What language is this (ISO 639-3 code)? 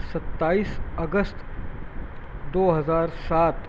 urd